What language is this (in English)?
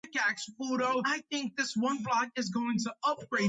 Georgian